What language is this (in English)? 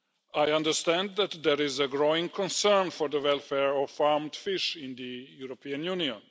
English